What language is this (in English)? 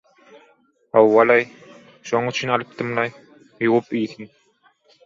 Turkmen